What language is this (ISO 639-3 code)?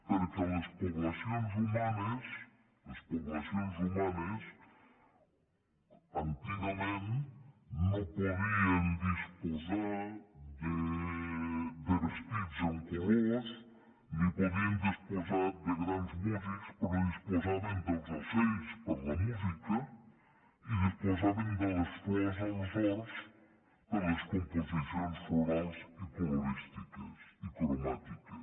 cat